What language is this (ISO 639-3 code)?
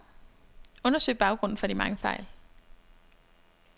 dan